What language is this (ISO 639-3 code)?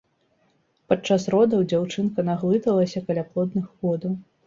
bel